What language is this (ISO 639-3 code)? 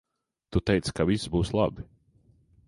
lav